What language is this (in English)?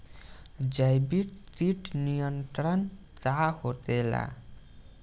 Bhojpuri